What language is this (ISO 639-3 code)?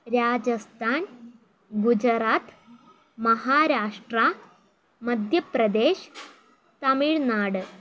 mal